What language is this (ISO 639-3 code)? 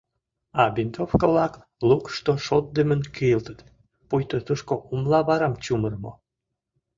chm